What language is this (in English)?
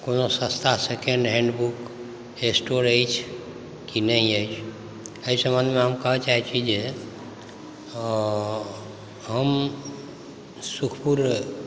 Maithili